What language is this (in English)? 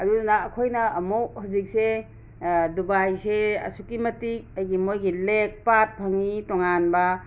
Manipuri